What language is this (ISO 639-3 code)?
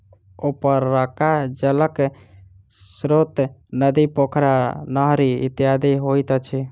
mai